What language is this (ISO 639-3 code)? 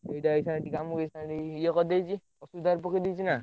ori